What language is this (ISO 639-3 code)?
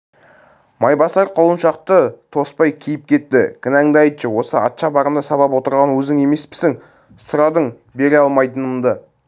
kaz